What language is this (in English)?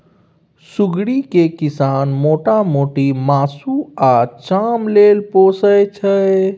Maithili